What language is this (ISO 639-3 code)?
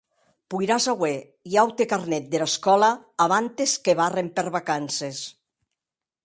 oci